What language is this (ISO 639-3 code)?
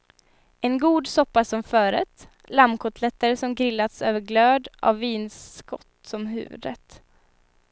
swe